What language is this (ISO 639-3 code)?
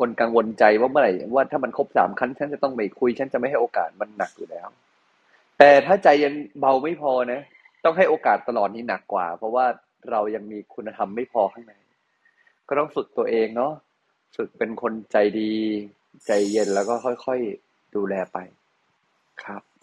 tha